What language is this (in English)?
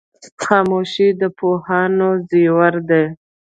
Pashto